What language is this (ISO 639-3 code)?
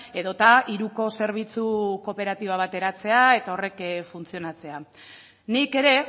eus